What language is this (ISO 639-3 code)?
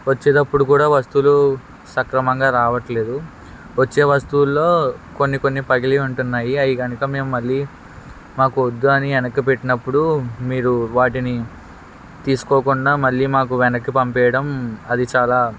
tel